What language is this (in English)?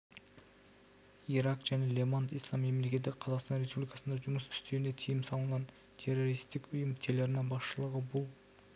Kazakh